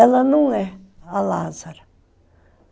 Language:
Portuguese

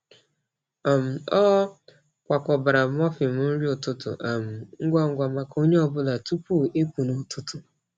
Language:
Igbo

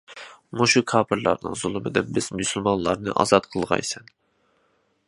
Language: Uyghur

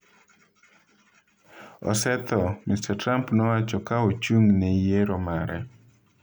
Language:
Luo (Kenya and Tanzania)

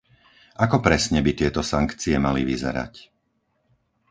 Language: Slovak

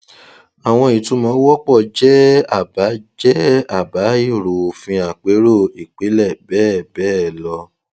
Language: Yoruba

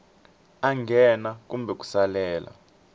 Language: Tsonga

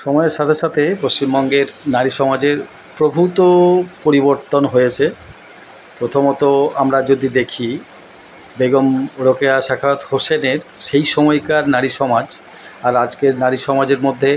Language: Bangla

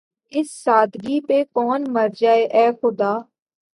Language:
Urdu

